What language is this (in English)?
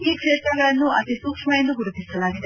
Kannada